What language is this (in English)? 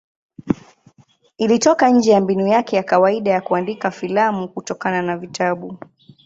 Swahili